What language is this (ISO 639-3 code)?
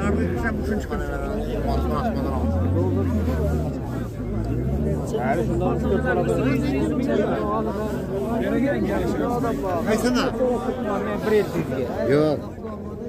tur